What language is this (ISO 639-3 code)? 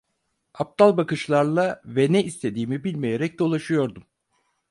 tur